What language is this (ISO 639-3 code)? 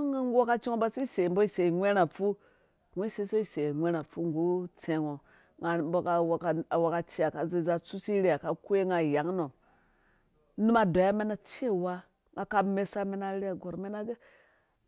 ldb